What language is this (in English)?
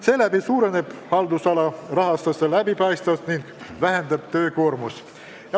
Estonian